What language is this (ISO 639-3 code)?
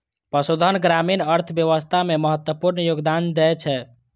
mai